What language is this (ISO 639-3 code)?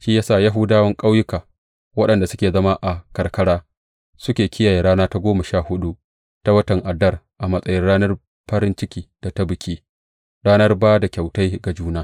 hau